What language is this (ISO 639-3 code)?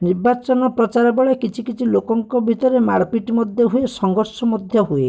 ori